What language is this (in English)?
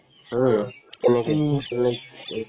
Assamese